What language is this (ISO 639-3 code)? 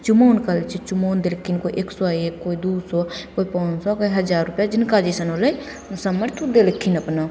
mai